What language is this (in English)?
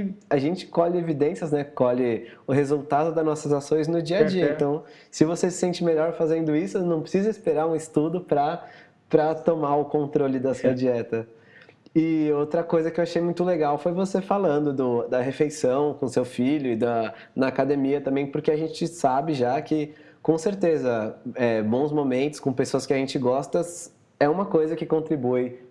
Portuguese